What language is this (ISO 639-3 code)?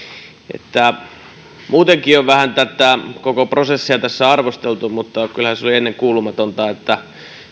fin